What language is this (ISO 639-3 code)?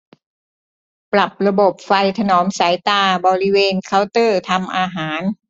tha